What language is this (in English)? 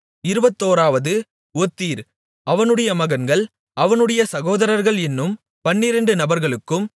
Tamil